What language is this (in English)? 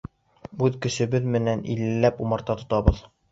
Bashkir